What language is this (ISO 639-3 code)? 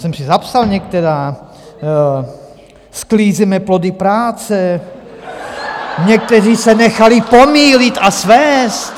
ces